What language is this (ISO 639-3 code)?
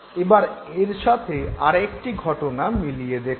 ben